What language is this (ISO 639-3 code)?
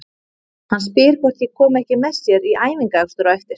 isl